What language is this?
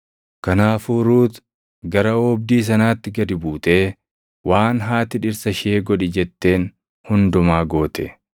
Oromo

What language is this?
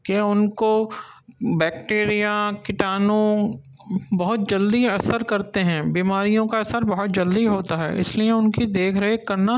Urdu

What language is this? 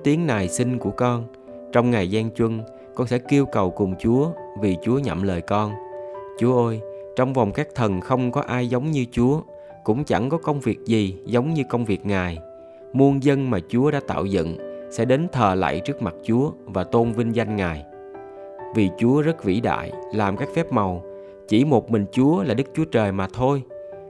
Vietnamese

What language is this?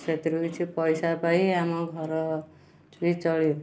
Odia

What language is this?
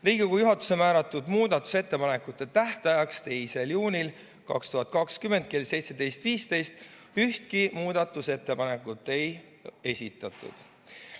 Estonian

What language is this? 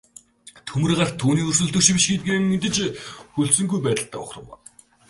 Mongolian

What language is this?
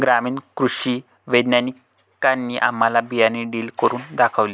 Marathi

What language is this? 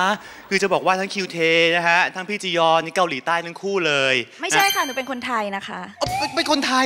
Thai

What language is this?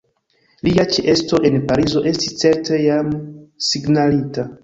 Esperanto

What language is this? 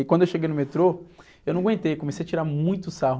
Portuguese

